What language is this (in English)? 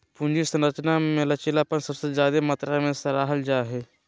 Magahi